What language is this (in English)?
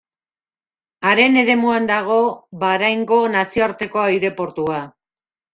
Basque